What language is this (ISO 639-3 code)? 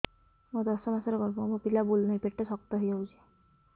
ori